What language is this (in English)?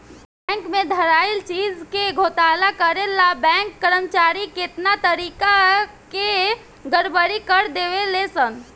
Bhojpuri